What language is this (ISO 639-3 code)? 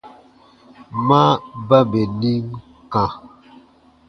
bba